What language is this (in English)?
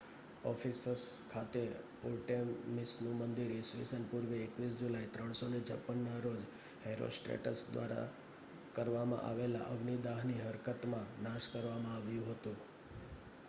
Gujarati